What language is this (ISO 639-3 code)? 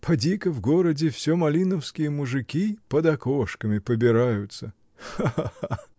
rus